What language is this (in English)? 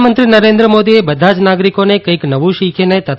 Gujarati